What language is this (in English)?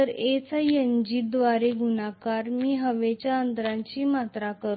Marathi